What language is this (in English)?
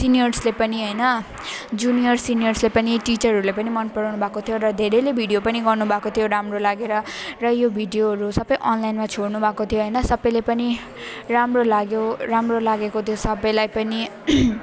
Nepali